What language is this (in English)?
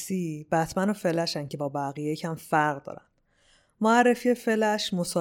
Persian